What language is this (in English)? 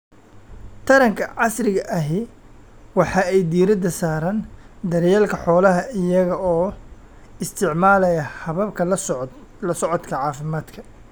Somali